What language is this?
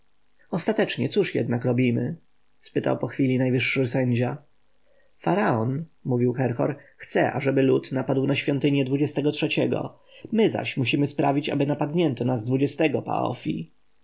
Polish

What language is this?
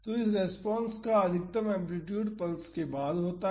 Hindi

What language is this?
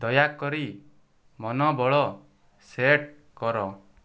Odia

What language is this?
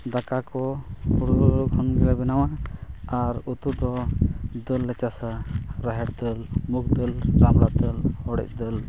Santali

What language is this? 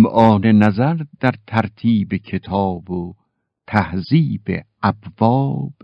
Persian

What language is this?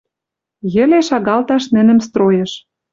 Western Mari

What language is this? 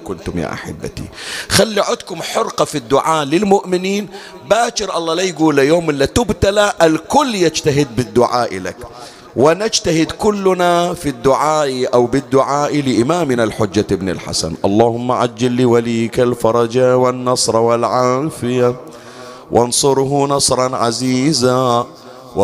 Arabic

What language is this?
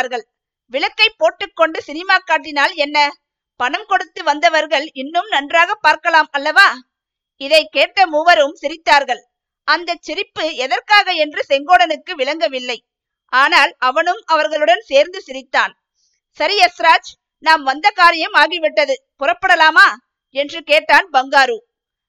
Tamil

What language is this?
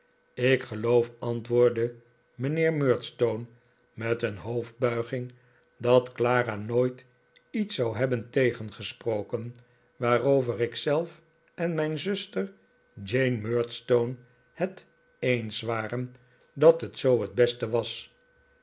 Dutch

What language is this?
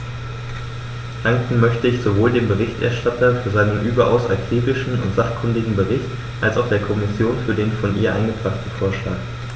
German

